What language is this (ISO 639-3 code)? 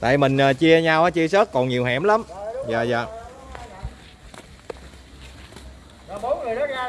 vie